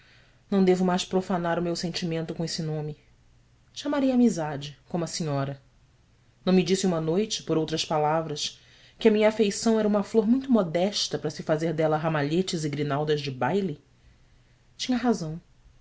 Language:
Portuguese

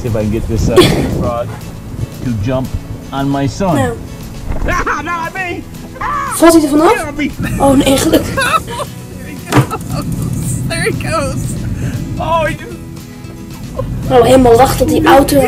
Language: Dutch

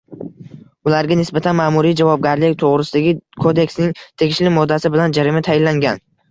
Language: Uzbek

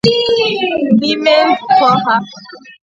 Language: Igbo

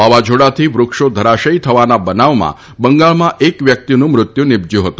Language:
Gujarati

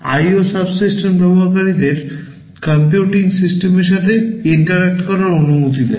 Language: Bangla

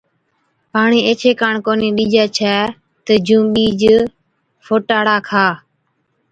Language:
Od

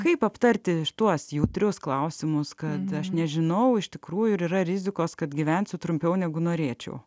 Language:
Lithuanian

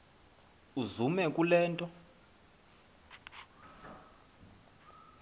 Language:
Xhosa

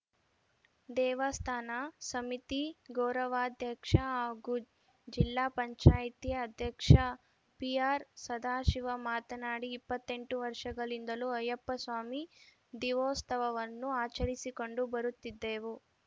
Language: Kannada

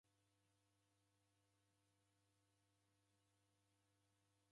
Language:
Taita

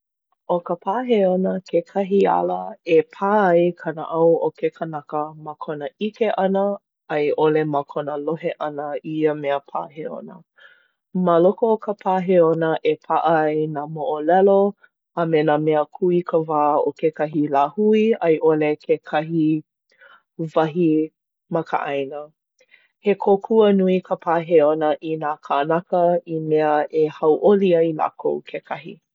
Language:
Hawaiian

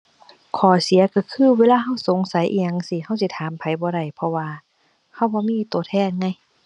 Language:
Thai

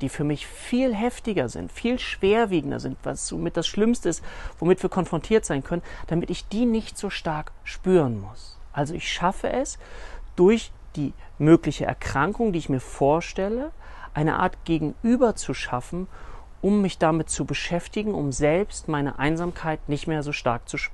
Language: German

